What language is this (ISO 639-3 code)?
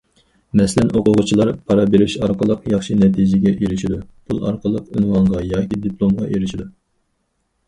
uig